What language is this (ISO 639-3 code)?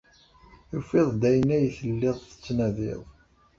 kab